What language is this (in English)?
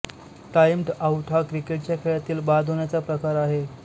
Marathi